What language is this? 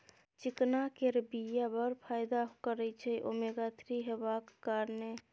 Maithili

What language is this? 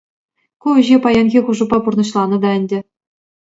Chuvash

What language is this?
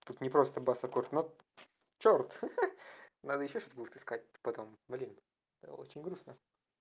Russian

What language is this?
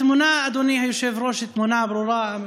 Hebrew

